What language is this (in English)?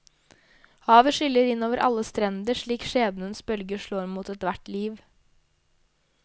Norwegian